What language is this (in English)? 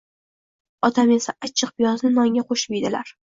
Uzbek